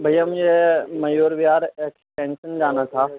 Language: Urdu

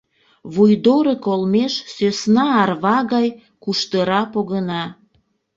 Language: Mari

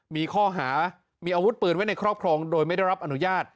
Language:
Thai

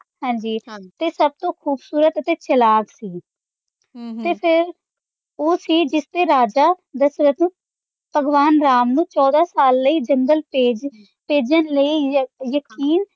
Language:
Punjabi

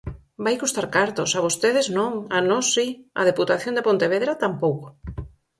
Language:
Galician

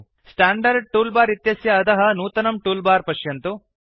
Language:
Sanskrit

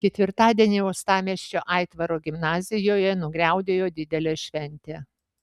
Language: Lithuanian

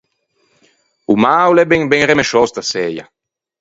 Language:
Ligurian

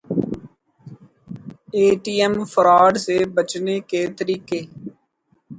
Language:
Urdu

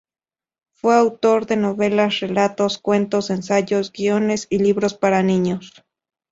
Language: Spanish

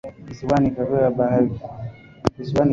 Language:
Swahili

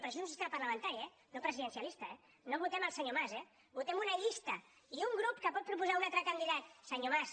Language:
Catalan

